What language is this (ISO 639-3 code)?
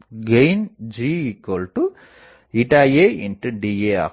tam